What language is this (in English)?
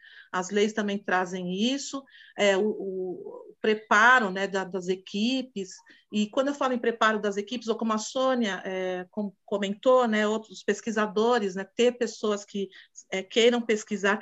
Portuguese